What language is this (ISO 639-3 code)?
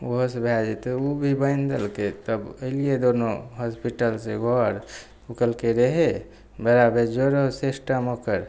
mai